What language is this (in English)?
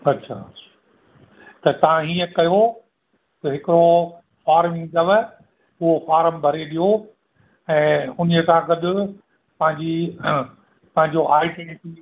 Sindhi